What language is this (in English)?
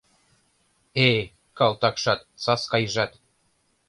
Mari